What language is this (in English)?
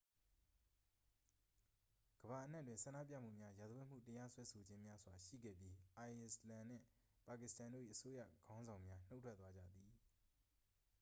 Burmese